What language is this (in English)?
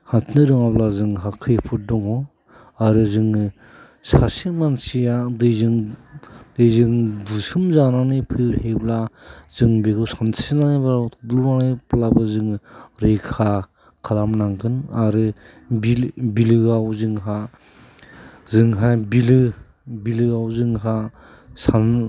Bodo